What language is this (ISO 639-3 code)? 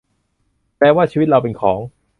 tha